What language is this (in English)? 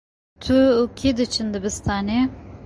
Kurdish